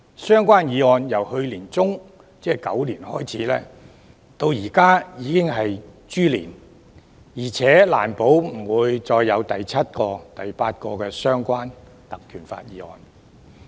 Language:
Cantonese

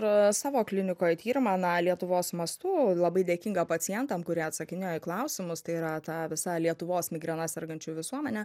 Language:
Lithuanian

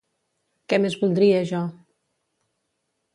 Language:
Catalan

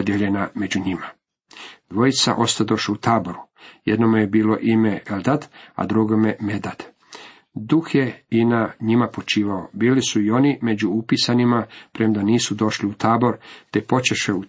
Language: Croatian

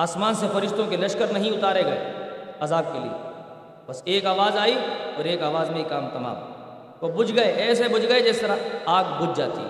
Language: Urdu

